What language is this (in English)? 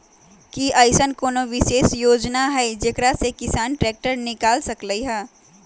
Magahi